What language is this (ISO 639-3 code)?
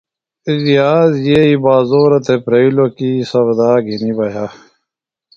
phl